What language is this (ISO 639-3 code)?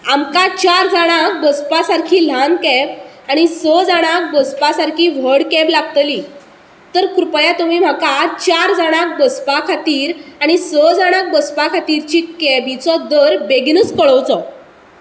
kok